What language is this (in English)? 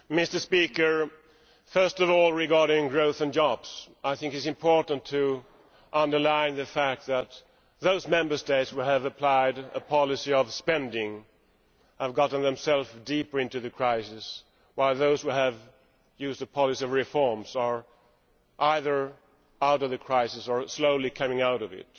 English